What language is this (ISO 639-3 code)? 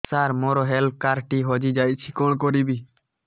ori